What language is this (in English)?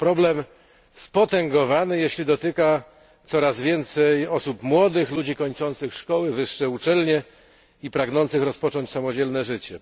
Polish